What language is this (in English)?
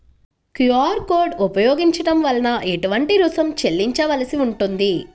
Telugu